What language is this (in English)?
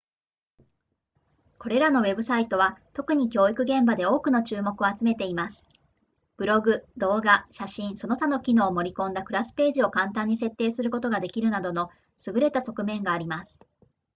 Japanese